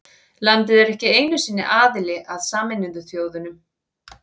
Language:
Icelandic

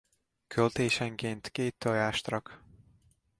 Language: Hungarian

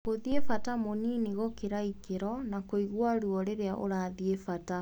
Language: Kikuyu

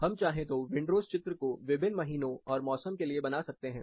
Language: Hindi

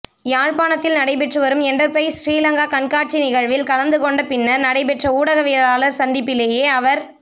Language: Tamil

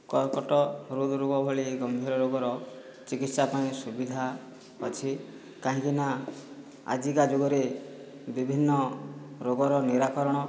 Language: Odia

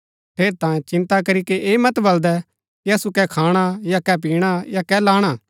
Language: Gaddi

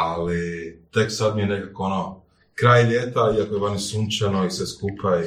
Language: Croatian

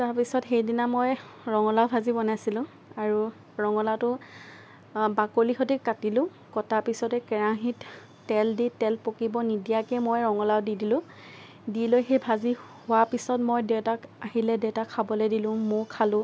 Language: Assamese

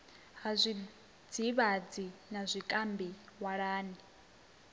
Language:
Venda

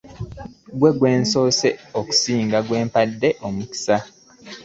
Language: Ganda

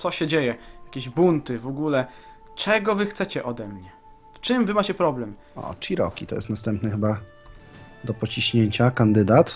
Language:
Polish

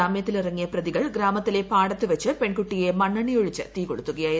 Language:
Malayalam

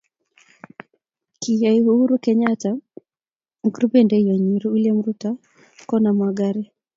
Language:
Kalenjin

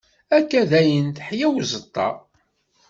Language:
Kabyle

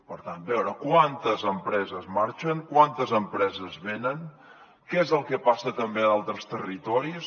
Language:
Catalan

